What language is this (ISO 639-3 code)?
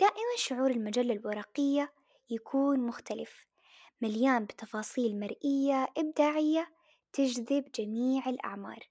ara